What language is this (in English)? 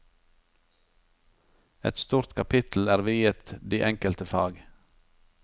Norwegian